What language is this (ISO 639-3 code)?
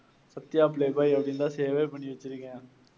tam